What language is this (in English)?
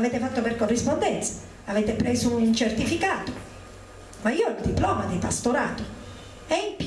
Italian